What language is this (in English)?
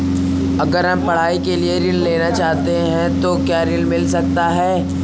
Hindi